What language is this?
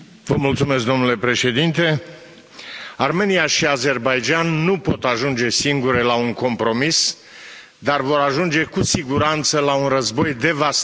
Romanian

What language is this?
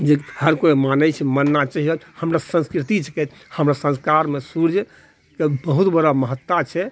Maithili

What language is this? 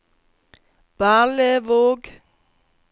Norwegian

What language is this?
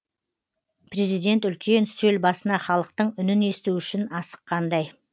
Kazakh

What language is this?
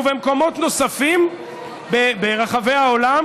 Hebrew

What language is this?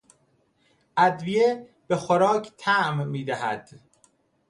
Persian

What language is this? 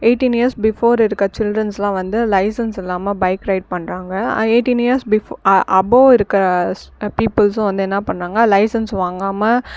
Tamil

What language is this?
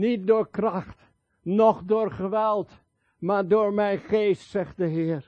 Dutch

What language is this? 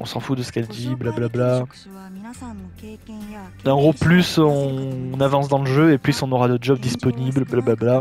French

